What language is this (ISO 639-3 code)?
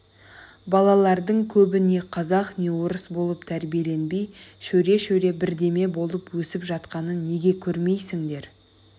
kaz